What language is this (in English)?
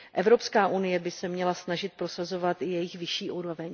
Czech